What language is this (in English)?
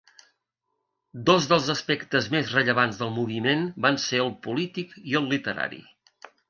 Catalan